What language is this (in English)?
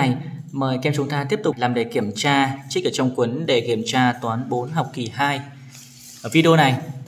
Vietnamese